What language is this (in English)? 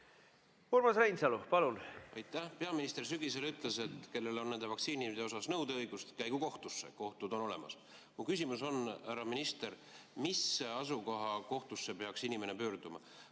Estonian